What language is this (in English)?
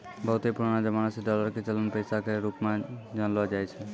Maithili